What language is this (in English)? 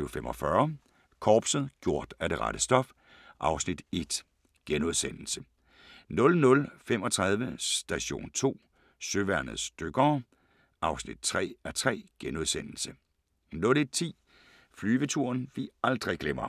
Danish